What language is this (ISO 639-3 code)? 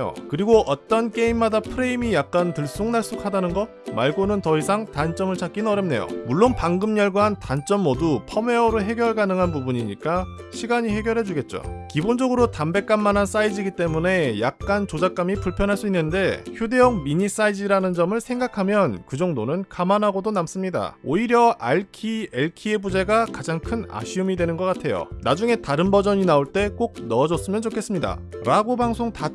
kor